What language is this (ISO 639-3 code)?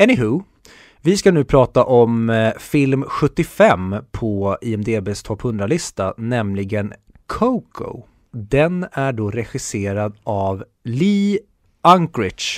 swe